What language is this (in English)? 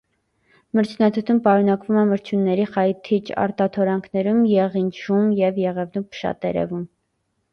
Armenian